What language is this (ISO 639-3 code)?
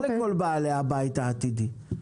heb